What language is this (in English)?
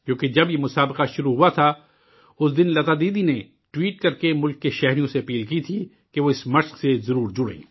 Urdu